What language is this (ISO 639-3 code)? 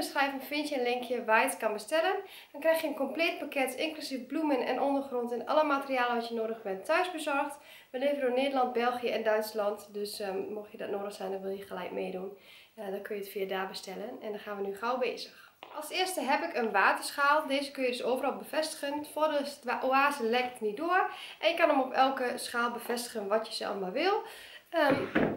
nld